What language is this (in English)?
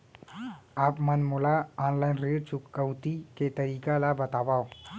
Chhattisgarhi